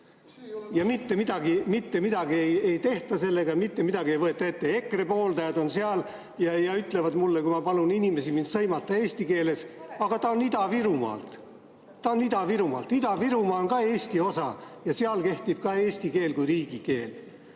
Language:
Estonian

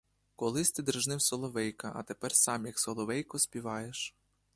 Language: Ukrainian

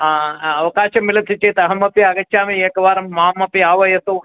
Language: Sanskrit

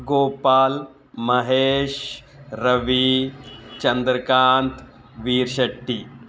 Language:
Kannada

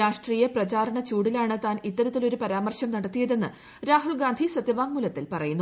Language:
Malayalam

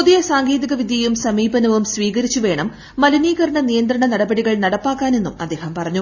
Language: Malayalam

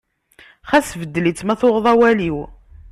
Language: Kabyle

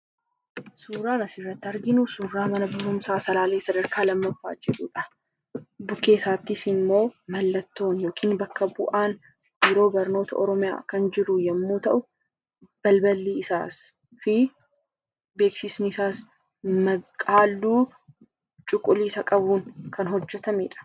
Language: Oromo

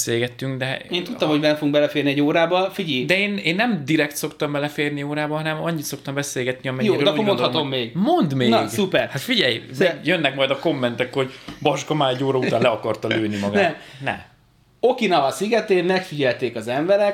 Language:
Hungarian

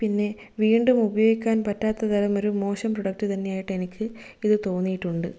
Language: Malayalam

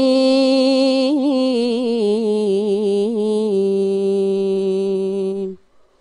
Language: Arabic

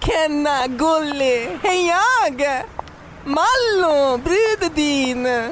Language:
Swedish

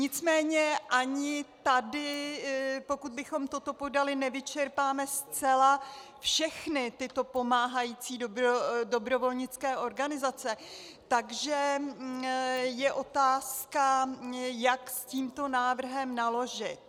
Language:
Czech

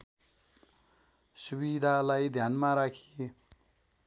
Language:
Nepali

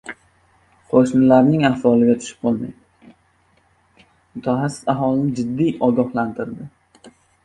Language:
Uzbek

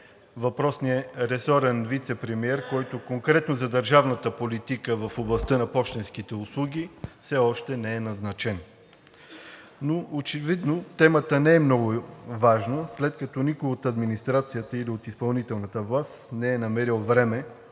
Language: Bulgarian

